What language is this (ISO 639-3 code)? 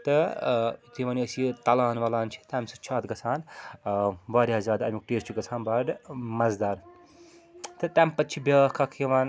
kas